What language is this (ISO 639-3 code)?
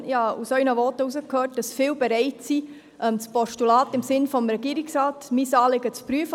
gsw